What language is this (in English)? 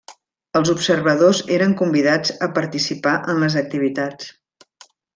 Catalan